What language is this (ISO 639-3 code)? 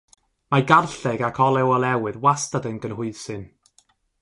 cym